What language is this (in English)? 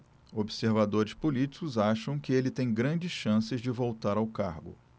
Portuguese